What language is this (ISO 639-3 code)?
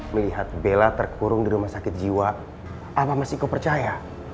ind